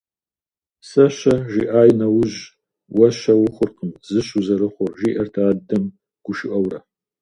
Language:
Kabardian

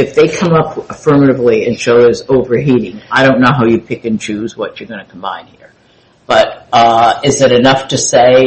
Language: English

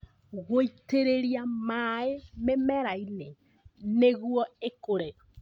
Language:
Kikuyu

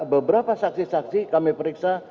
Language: Indonesian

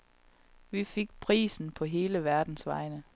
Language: Danish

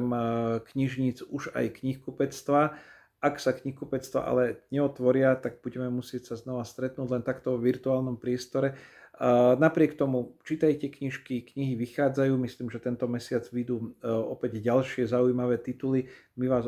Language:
Slovak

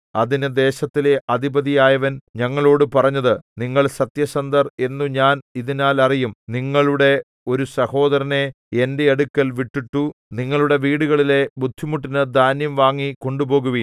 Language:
Malayalam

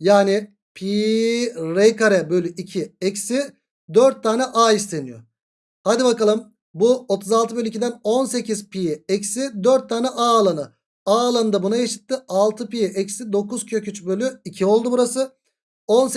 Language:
Turkish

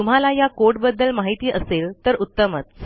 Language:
Marathi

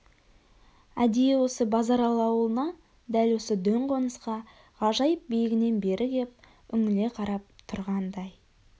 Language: Kazakh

